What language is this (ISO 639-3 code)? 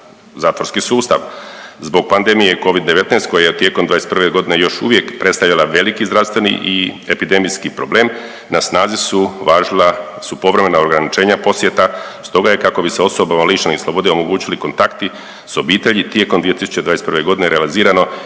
hrv